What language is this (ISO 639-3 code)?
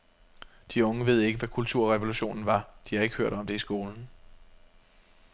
dan